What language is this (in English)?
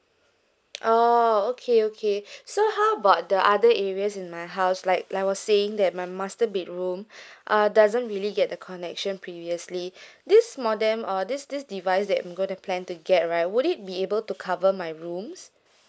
English